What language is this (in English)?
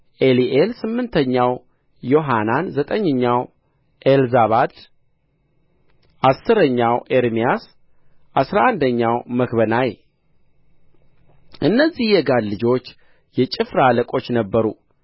Amharic